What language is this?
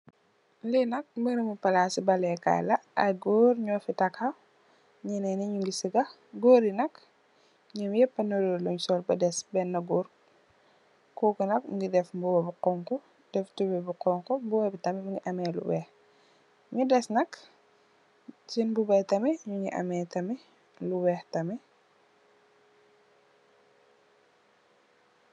Wolof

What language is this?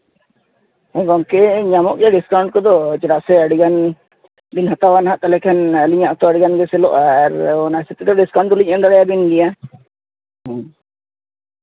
Santali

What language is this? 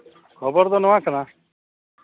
Santali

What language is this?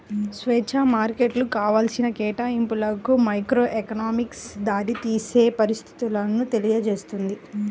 Telugu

